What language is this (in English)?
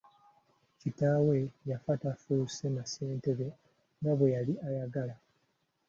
Ganda